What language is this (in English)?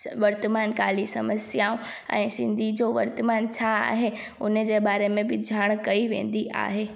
Sindhi